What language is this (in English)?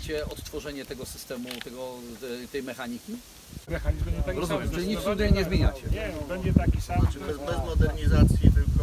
Polish